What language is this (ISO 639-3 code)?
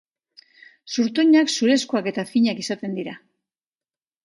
eus